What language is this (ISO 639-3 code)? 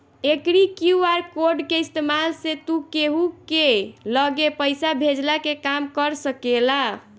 bho